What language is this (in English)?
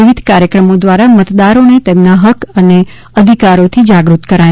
Gujarati